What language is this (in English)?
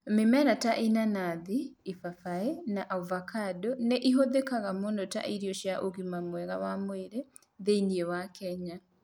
Kikuyu